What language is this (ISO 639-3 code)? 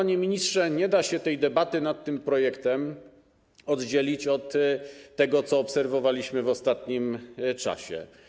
pol